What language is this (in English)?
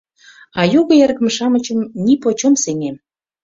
Mari